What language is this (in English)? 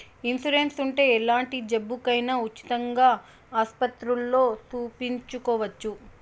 Telugu